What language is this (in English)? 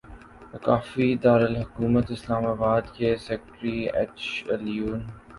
Urdu